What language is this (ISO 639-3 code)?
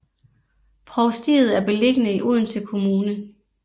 dan